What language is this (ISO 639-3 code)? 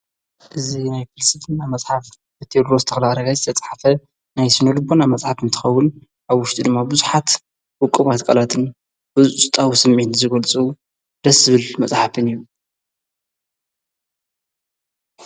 tir